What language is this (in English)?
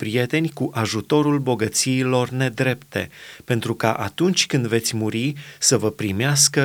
Romanian